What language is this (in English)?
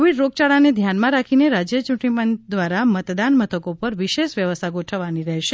Gujarati